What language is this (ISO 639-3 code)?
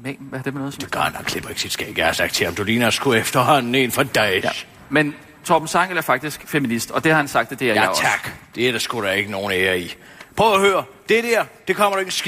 dan